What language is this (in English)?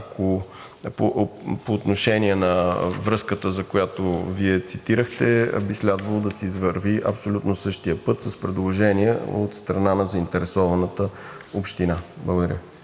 Bulgarian